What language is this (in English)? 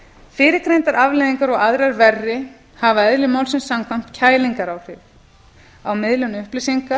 Icelandic